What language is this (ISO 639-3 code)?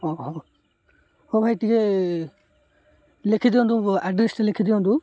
ori